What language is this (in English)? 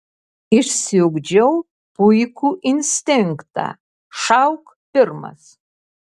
Lithuanian